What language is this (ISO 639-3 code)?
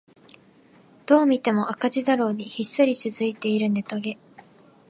jpn